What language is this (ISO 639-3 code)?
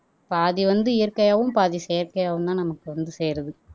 tam